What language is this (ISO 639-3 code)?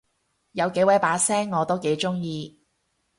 yue